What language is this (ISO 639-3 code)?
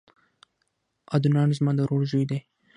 pus